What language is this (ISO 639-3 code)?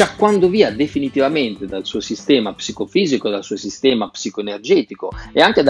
ita